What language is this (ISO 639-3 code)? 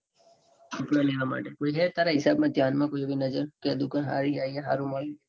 guj